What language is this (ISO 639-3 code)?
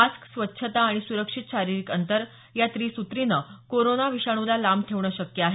mar